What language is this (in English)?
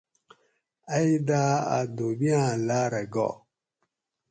Gawri